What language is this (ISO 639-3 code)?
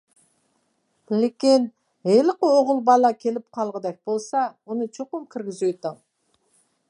uig